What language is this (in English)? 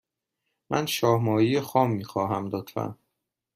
Persian